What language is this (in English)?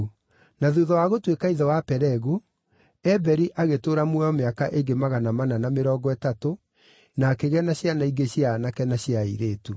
Kikuyu